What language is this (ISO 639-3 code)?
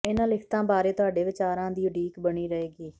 pan